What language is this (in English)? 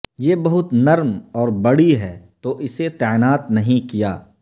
Urdu